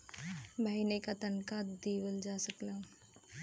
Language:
Bhojpuri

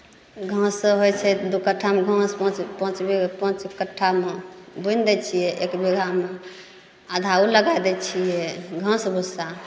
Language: Maithili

